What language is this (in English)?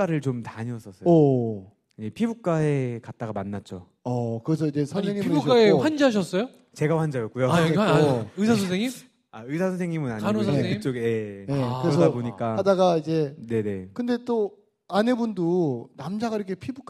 Korean